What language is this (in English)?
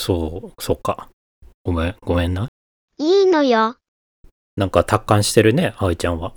Japanese